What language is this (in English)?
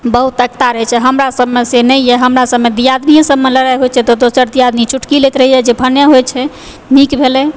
Maithili